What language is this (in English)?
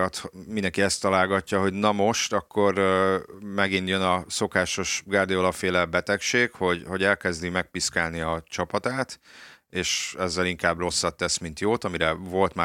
Hungarian